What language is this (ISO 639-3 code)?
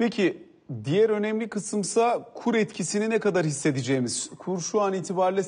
tur